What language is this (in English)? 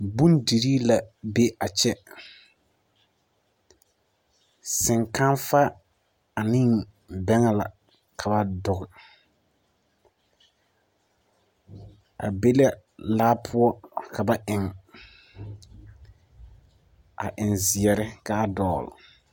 Southern Dagaare